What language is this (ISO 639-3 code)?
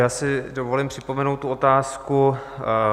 ces